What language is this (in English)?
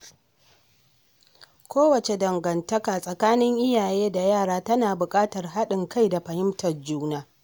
Hausa